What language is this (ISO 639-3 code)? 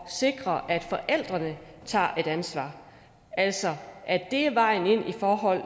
dan